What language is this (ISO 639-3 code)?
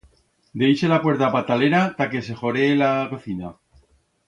arg